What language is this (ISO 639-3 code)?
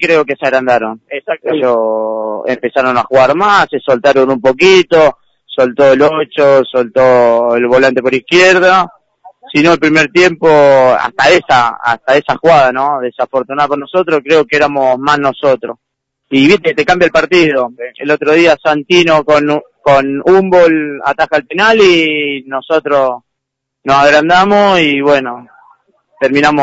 spa